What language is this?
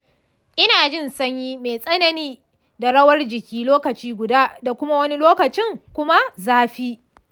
Hausa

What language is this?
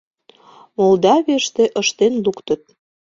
Mari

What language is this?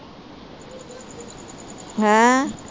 Punjabi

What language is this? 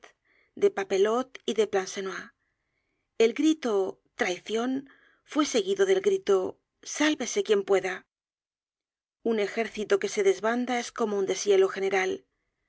Spanish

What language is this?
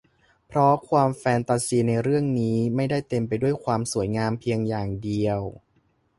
Thai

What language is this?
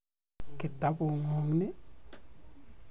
Kalenjin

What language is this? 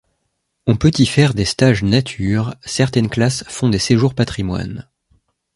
French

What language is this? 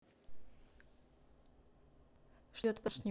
Russian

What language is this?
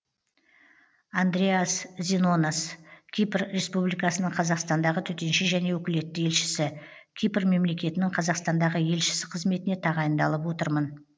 Kazakh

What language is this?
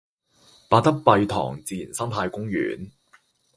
Chinese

